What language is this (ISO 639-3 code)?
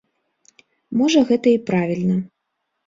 bel